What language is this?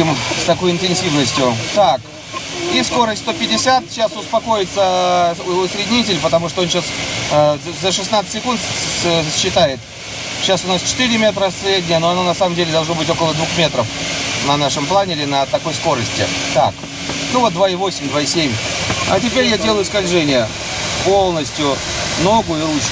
Russian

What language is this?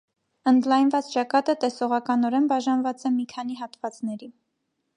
Armenian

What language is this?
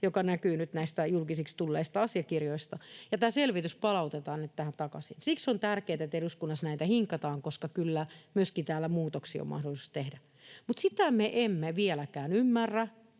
Finnish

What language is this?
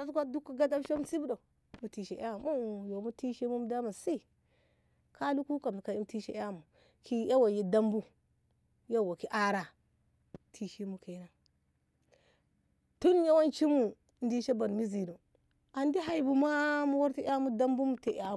Ngamo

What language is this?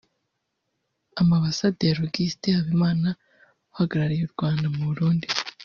Kinyarwanda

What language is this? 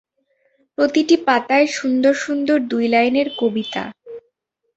Bangla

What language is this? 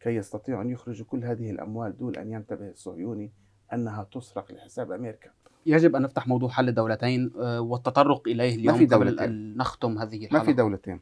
Arabic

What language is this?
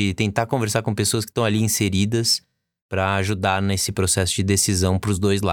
Portuguese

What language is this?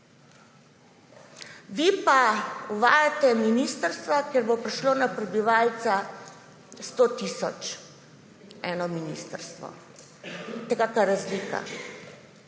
Slovenian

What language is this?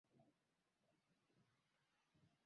Swahili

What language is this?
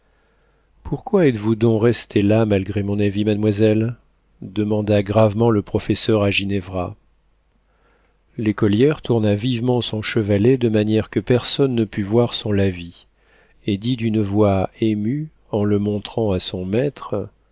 French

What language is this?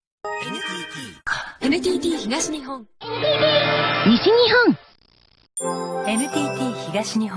Japanese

